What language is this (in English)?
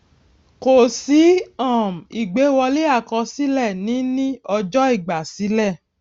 Yoruba